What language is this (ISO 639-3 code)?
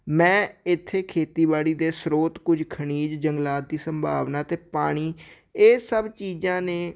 pan